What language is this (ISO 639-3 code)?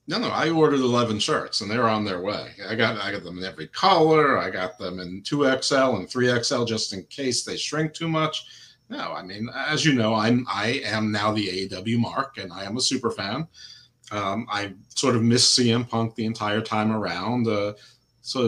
eng